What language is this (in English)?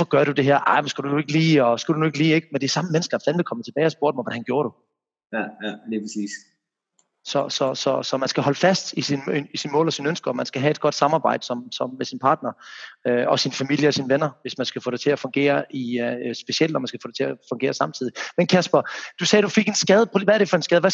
Danish